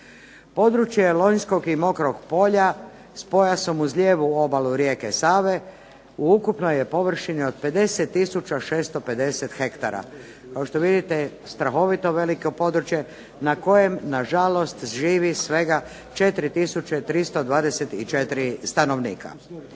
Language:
Croatian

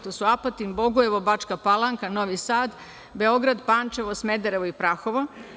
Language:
Serbian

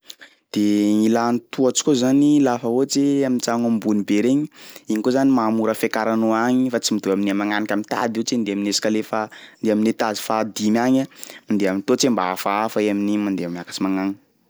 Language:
Sakalava Malagasy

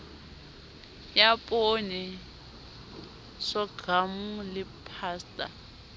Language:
Southern Sotho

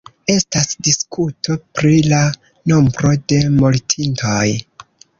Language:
Esperanto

